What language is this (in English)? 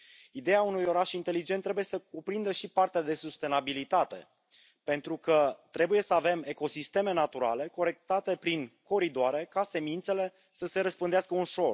Romanian